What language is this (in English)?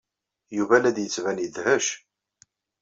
Kabyle